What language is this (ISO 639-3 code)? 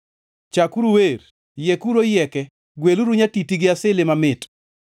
luo